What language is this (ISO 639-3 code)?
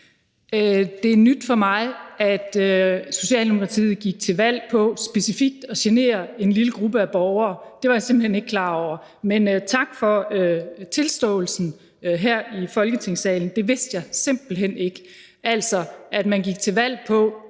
dan